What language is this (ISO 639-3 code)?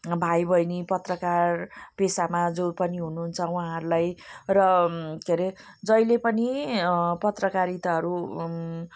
nep